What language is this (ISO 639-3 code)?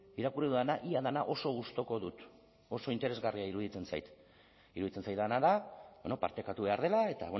eus